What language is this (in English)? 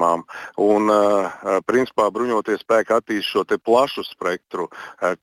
Russian